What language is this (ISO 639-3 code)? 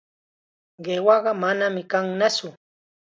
qxa